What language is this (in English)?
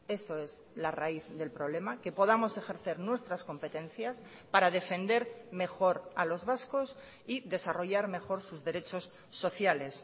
Spanish